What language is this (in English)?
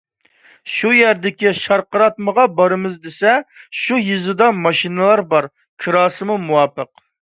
Uyghur